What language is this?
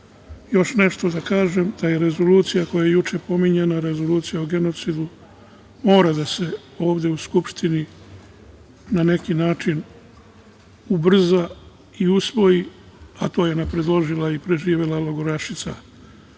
Serbian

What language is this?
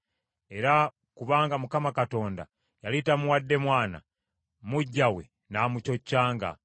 Ganda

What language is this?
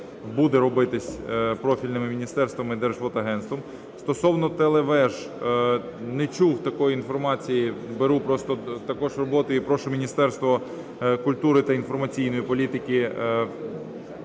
Ukrainian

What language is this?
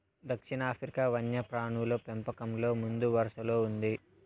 Telugu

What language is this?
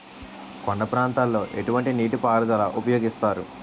Telugu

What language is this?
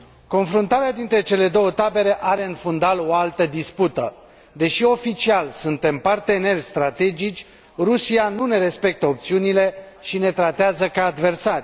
Romanian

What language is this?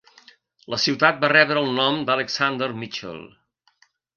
Catalan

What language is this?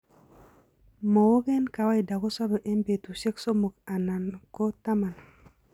Kalenjin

